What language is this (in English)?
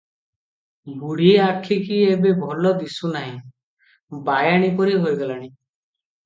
Odia